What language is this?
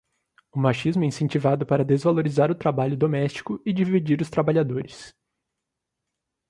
Portuguese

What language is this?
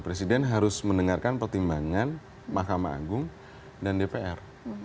Indonesian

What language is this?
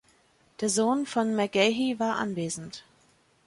German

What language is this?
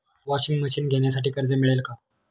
Marathi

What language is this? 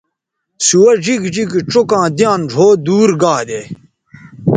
Bateri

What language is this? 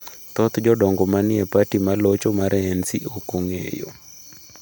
Luo (Kenya and Tanzania)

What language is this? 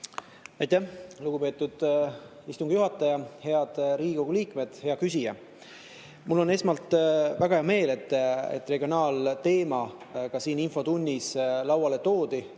Estonian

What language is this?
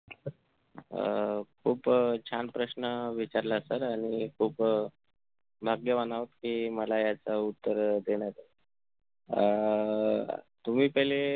Marathi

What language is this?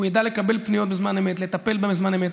Hebrew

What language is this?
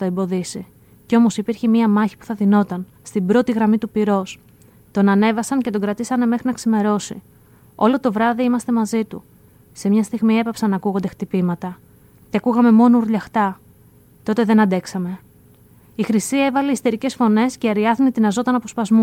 Greek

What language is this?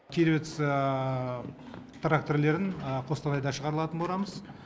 Kazakh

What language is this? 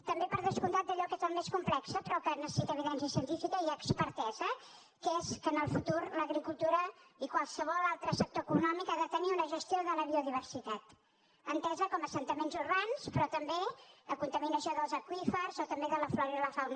Catalan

